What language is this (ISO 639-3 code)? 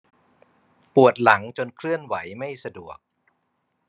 tha